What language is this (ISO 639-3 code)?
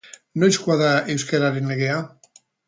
eus